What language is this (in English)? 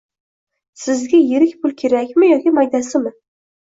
Uzbek